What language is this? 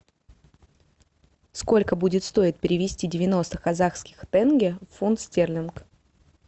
Russian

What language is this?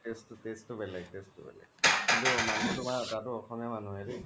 Assamese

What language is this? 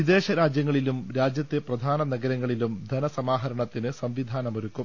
Malayalam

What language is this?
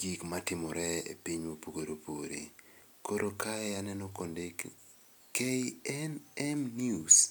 Luo (Kenya and Tanzania)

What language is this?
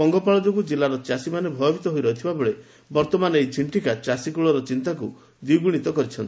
Odia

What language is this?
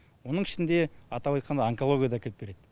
Kazakh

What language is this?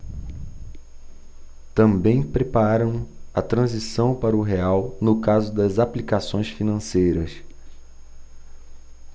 Portuguese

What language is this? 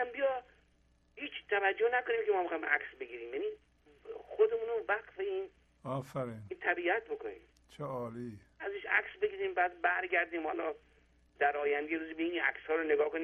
Persian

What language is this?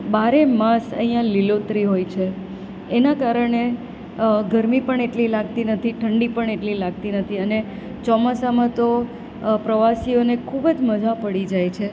Gujarati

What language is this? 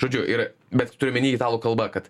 Lithuanian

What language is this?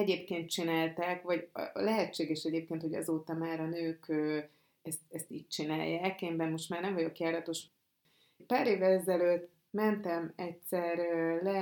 Hungarian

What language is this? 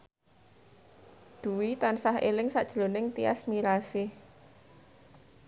Javanese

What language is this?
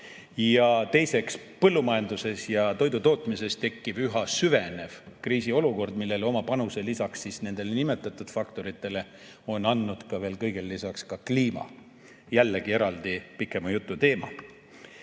Estonian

